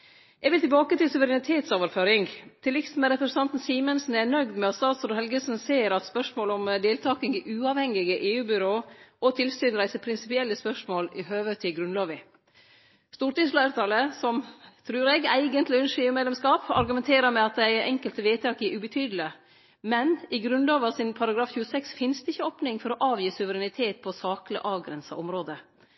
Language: Norwegian Nynorsk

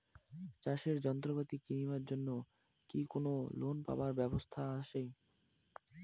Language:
Bangla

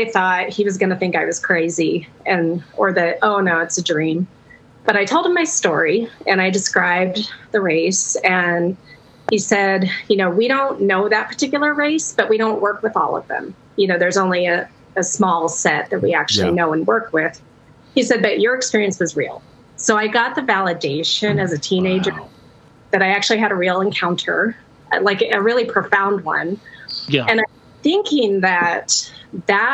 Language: English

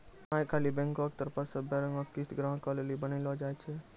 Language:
Maithili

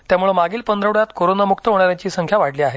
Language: Marathi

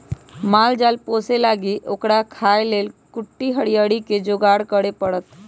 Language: Magahi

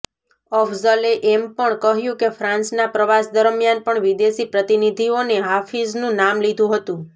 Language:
Gujarati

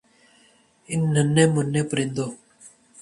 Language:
Urdu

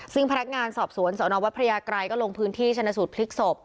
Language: Thai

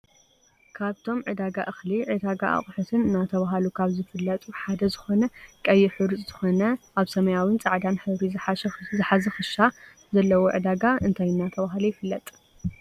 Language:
Tigrinya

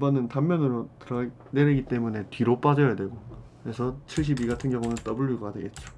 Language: Korean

